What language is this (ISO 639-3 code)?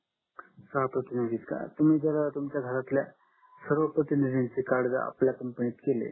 mar